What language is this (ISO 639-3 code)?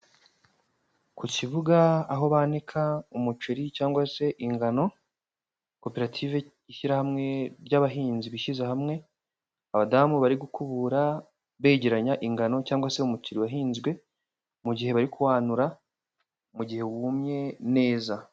kin